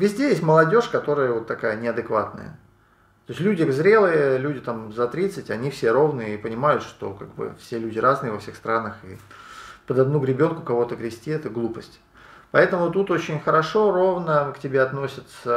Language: Russian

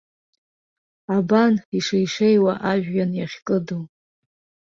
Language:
Abkhazian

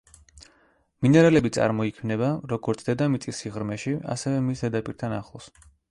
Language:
Georgian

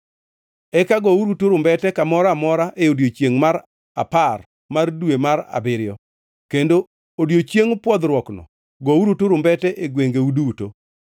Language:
Luo (Kenya and Tanzania)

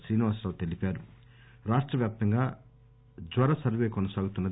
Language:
Telugu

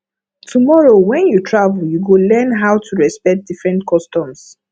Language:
Nigerian Pidgin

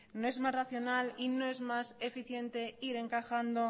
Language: Spanish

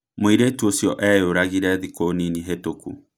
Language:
Kikuyu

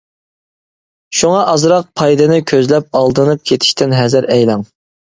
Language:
Uyghur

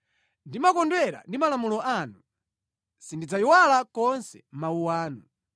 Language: Nyanja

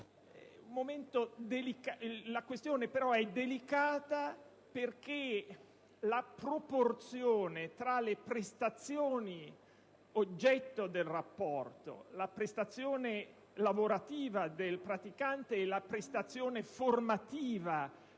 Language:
Italian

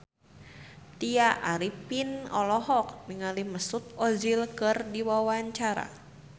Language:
Sundanese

